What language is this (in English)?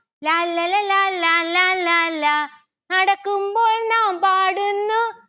Malayalam